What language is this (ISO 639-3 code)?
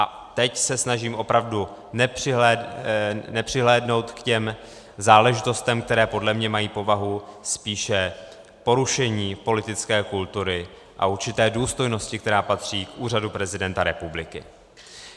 ces